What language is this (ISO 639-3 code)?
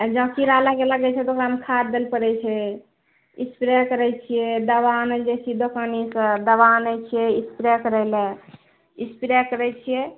mai